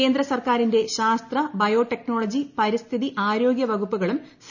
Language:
Malayalam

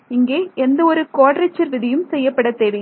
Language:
Tamil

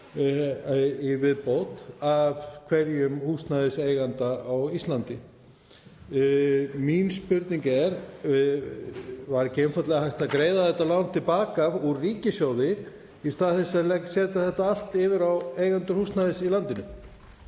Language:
Icelandic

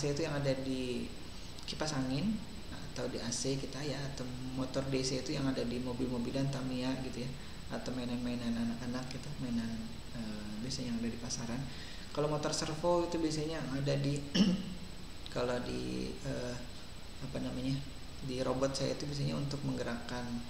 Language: Indonesian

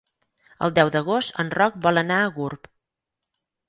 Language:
Catalan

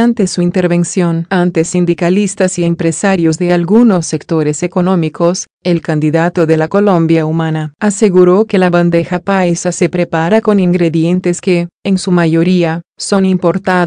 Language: Spanish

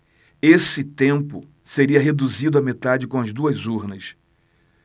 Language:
Portuguese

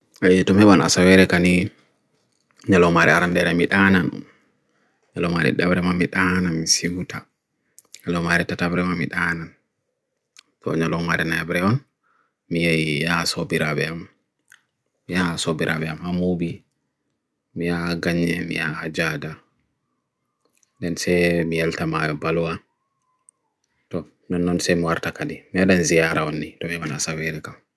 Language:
Bagirmi Fulfulde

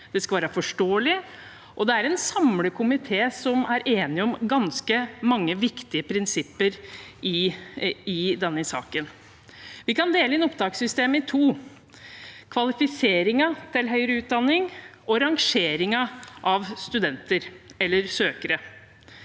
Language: Norwegian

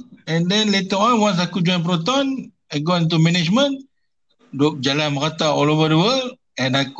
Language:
Malay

